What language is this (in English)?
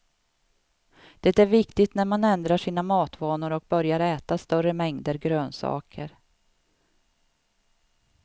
Swedish